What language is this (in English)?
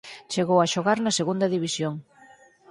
Galician